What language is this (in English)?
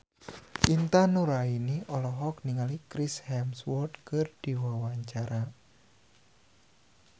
Sundanese